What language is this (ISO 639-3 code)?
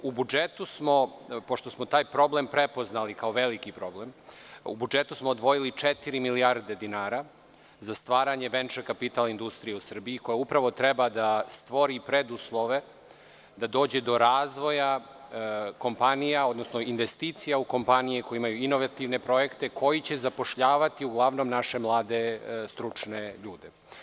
srp